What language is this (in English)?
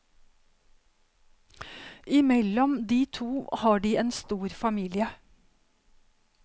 Norwegian